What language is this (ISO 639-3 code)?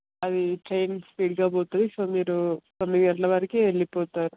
tel